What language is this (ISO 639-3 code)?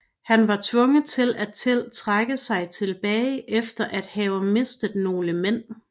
dan